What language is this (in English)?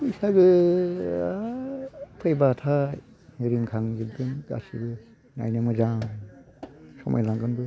Bodo